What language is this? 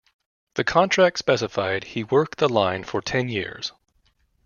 English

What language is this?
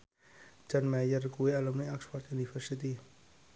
Javanese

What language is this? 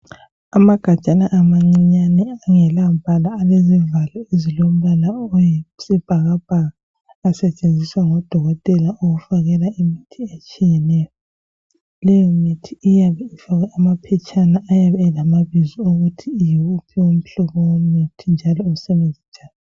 North Ndebele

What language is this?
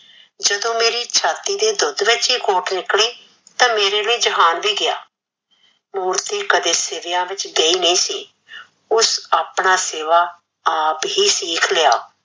Punjabi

